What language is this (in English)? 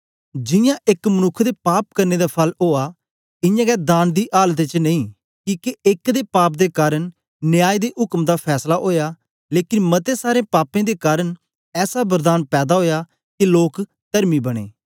Dogri